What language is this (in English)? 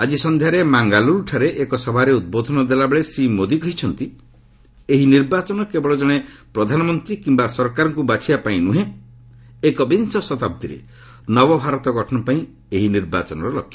Odia